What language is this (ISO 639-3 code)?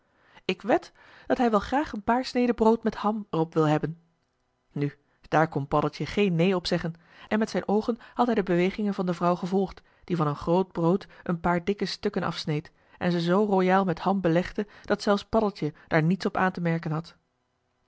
nld